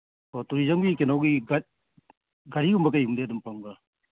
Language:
Manipuri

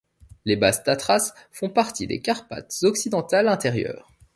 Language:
French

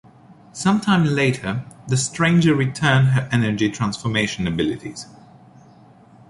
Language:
English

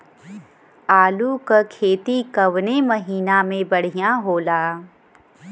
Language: Bhojpuri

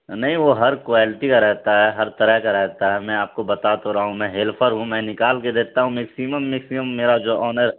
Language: Urdu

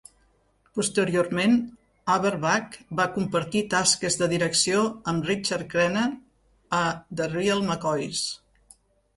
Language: Catalan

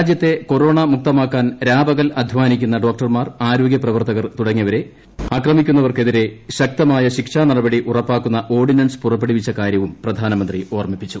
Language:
Malayalam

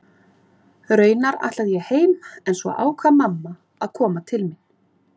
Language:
Icelandic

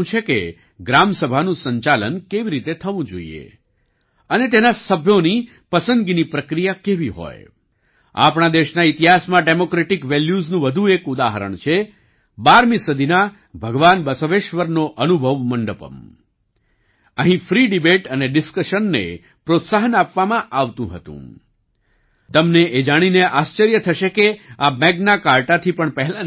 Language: Gujarati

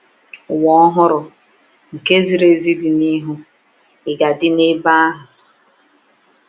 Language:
Igbo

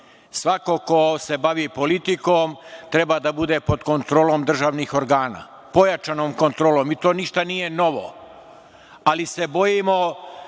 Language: Serbian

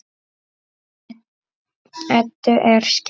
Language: Icelandic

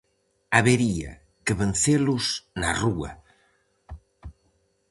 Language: Galician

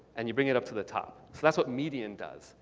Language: English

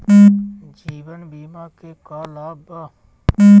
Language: Bhojpuri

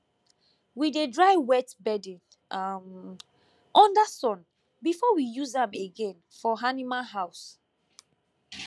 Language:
Nigerian Pidgin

